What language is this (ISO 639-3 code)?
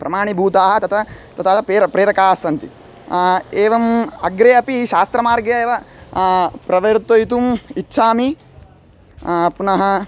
san